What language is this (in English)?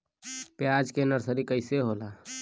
Bhojpuri